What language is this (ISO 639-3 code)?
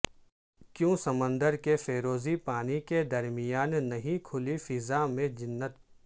urd